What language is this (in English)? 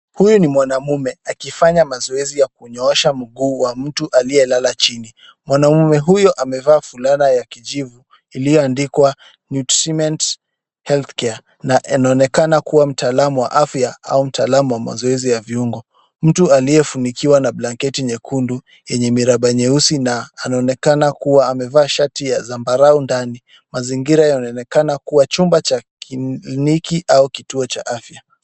Swahili